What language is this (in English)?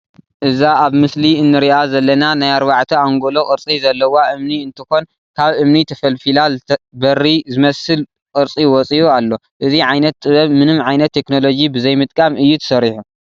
Tigrinya